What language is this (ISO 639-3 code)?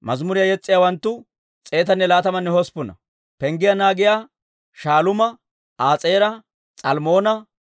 dwr